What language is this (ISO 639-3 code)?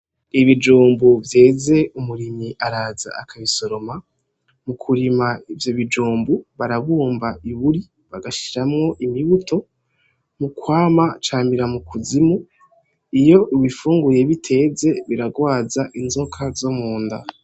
run